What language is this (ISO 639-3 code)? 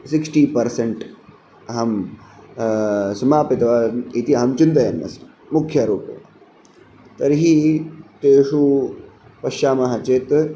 san